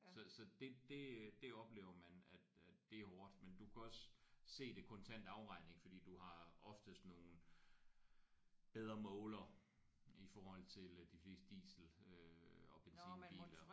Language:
Danish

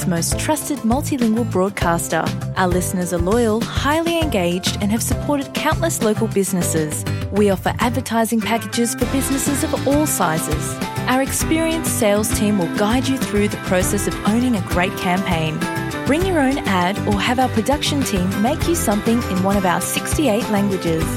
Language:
Croatian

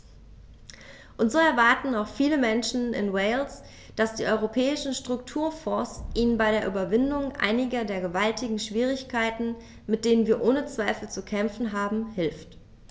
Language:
German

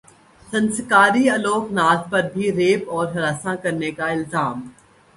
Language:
Urdu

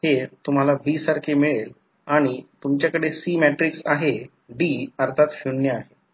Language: Marathi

